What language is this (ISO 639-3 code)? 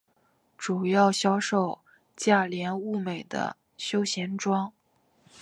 zho